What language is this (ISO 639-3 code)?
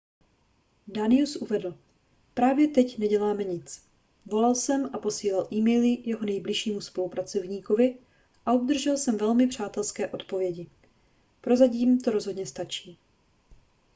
ces